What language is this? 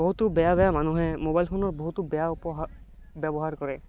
Assamese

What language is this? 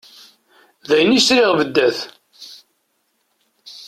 Kabyle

